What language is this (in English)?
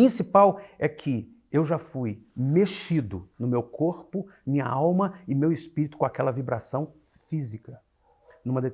Portuguese